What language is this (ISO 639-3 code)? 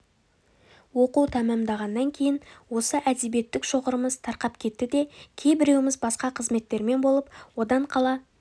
kaz